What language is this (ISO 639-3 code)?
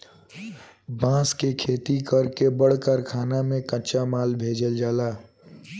bho